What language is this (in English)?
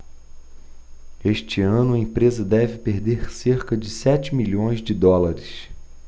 Portuguese